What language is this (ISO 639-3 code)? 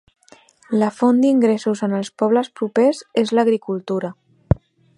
cat